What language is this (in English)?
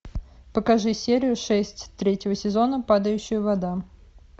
Russian